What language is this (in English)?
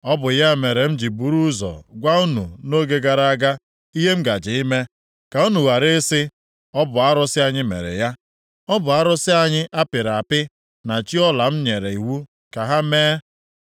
Igbo